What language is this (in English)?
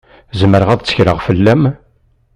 Kabyle